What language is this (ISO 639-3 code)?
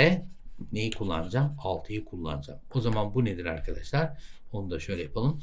tur